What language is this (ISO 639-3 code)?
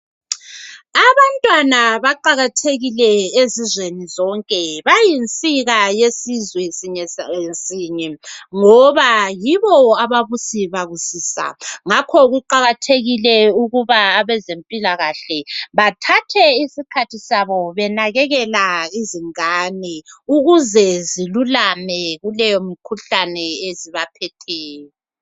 nde